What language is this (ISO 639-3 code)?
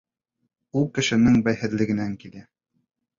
bak